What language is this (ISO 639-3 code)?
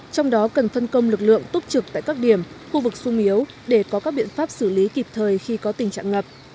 vie